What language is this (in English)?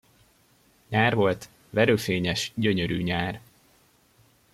Hungarian